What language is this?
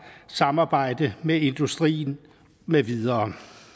Danish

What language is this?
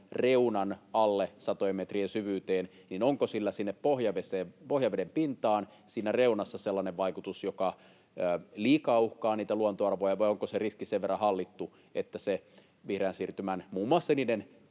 Finnish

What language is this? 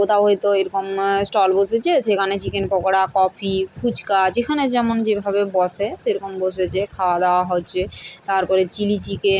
Bangla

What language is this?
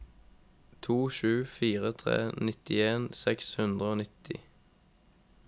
Norwegian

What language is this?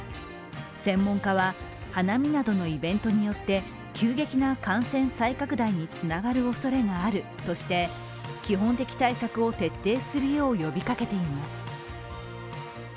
Japanese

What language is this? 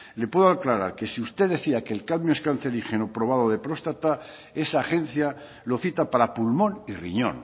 Spanish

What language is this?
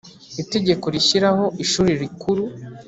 Kinyarwanda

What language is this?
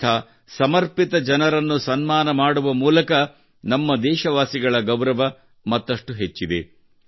Kannada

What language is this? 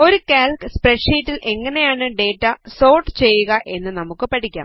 Malayalam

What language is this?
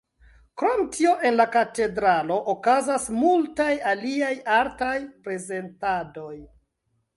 Esperanto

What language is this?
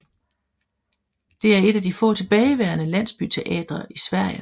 Danish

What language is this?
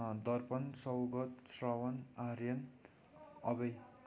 Nepali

